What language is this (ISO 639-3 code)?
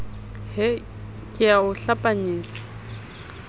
sot